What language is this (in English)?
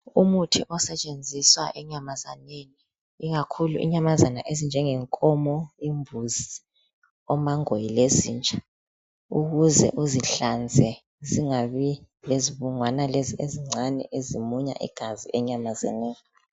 North Ndebele